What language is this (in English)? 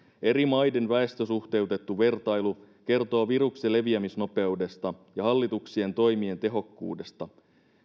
Finnish